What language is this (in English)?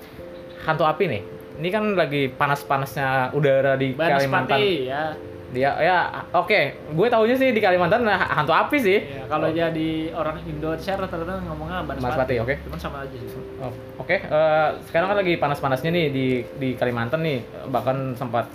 Indonesian